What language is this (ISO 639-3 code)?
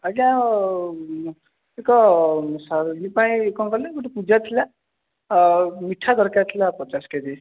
ori